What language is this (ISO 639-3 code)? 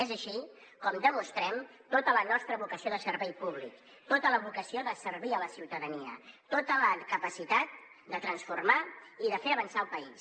cat